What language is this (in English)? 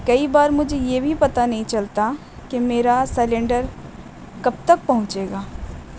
Urdu